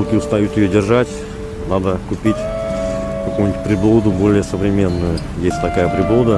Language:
Russian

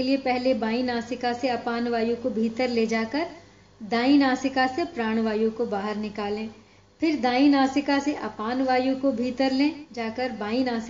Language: Hindi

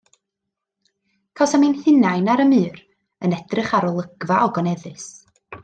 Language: Welsh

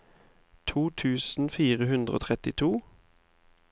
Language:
Norwegian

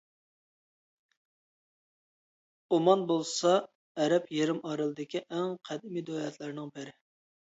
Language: Uyghur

